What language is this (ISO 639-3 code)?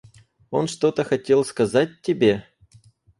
rus